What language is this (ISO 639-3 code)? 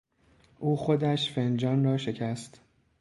fas